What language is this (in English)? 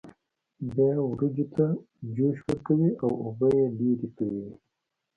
Pashto